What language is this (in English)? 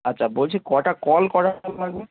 Bangla